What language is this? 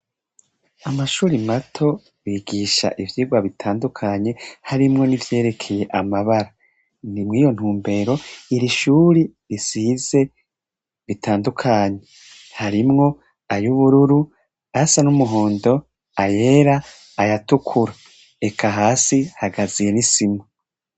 Rundi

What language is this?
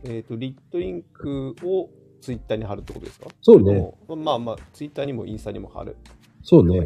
Japanese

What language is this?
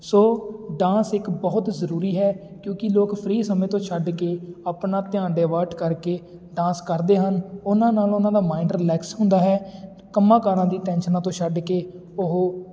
Punjabi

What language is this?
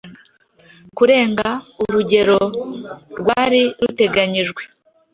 Kinyarwanda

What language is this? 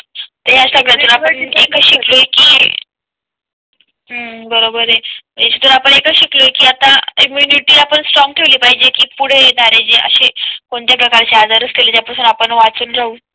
Marathi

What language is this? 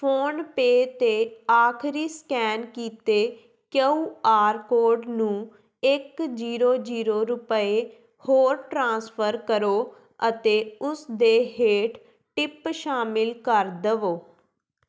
Punjabi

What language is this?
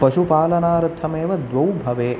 Sanskrit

